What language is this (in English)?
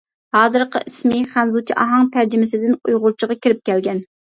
Uyghur